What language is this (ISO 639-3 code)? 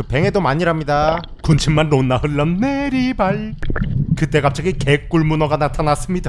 kor